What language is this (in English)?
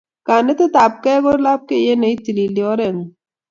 Kalenjin